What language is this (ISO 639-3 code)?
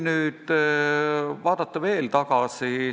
est